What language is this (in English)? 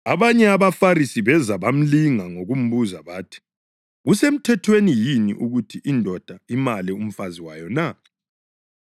North Ndebele